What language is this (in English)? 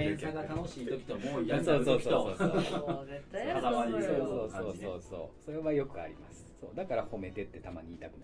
Japanese